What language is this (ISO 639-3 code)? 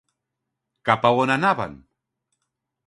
cat